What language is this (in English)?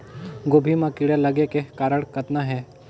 Chhattisgarhi